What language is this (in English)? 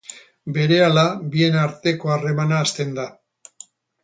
Basque